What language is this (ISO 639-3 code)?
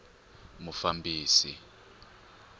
tso